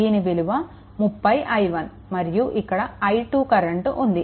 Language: Telugu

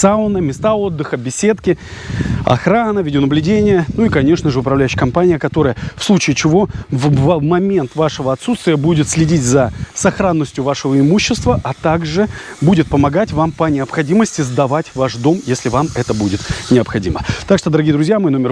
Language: Russian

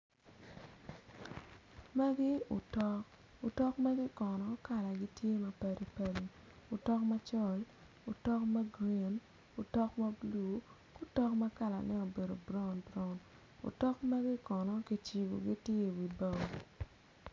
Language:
Acoli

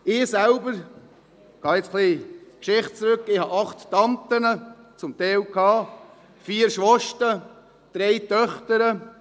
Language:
Swiss German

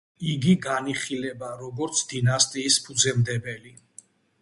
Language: Georgian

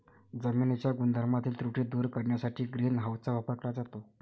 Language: Marathi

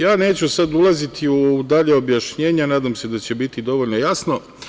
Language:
Serbian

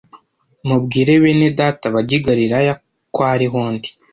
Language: Kinyarwanda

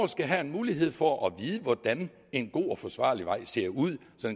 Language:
Danish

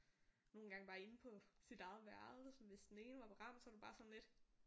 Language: Danish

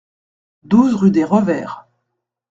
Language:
French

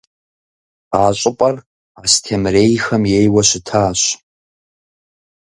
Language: Kabardian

